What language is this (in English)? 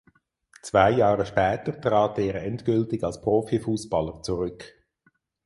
German